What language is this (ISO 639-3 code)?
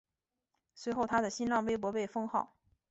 zho